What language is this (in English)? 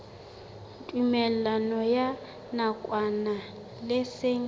Southern Sotho